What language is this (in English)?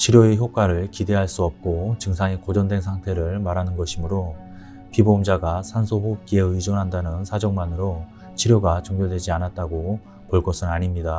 Korean